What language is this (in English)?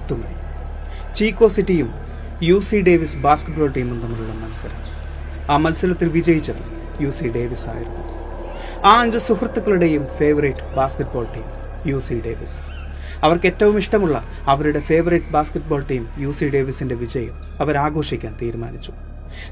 Malayalam